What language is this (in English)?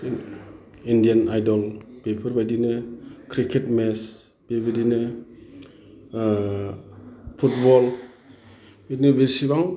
Bodo